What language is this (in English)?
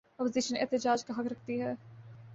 Urdu